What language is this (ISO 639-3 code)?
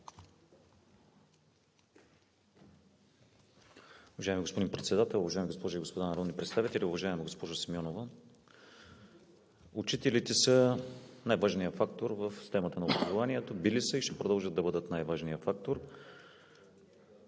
bul